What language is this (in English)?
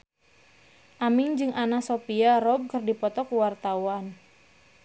Sundanese